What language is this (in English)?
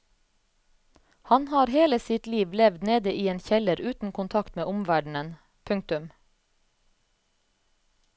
Norwegian